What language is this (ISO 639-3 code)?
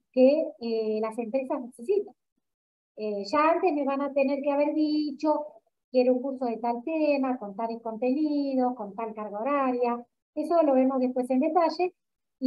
spa